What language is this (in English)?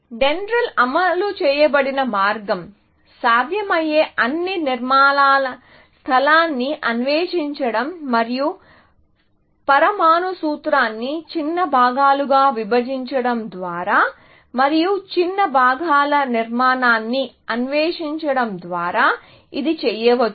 Telugu